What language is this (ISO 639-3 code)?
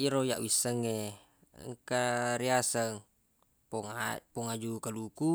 bug